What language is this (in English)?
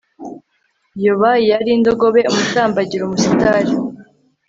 Kinyarwanda